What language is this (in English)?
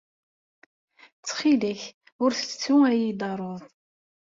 Kabyle